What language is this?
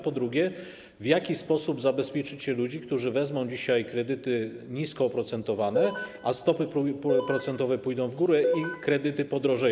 Polish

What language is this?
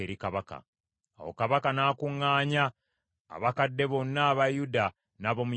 Ganda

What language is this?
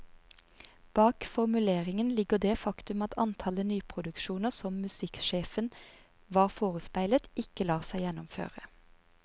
Norwegian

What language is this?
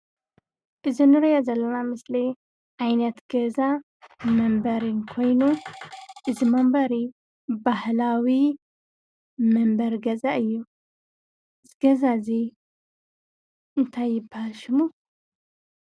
Tigrinya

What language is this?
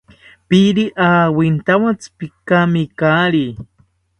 South Ucayali Ashéninka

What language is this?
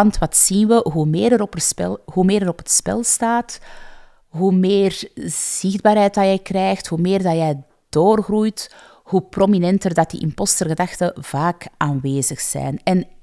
Dutch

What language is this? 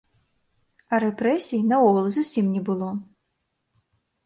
Belarusian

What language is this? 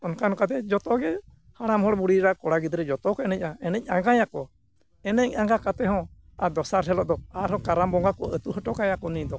Santali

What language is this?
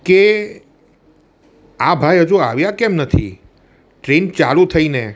Gujarati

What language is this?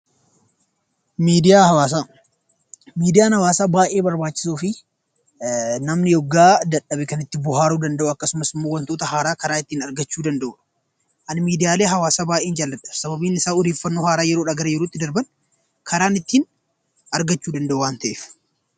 Oromo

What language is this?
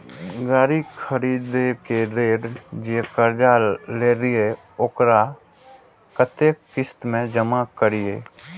Maithili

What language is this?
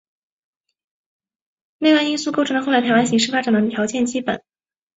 Chinese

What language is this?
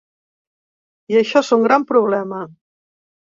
Catalan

